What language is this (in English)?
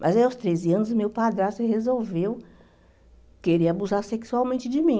Portuguese